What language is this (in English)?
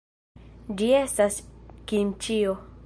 Esperanto